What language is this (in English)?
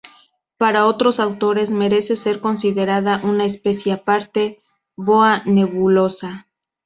Spanish